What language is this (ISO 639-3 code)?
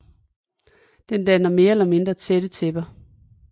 dan